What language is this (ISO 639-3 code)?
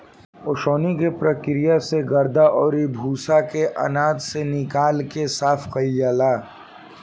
bho